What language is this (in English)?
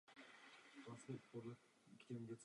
Czech